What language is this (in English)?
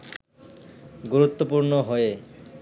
Bangla